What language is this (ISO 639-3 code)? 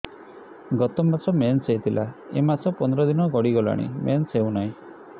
ori